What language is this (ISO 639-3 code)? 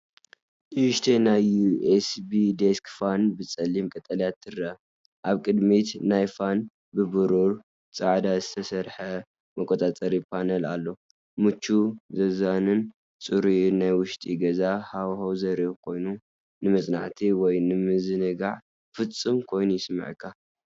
tir